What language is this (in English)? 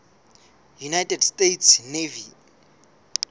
Southern Sotho